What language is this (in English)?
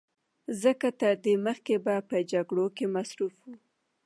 Pashto